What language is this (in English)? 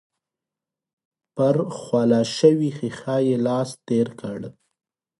Pashto